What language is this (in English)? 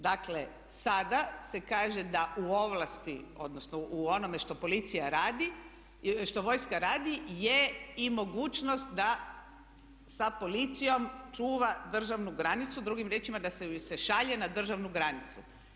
Croatian